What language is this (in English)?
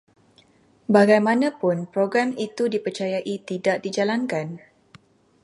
Malay